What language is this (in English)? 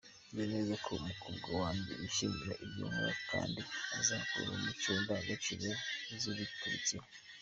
Kinyarwanda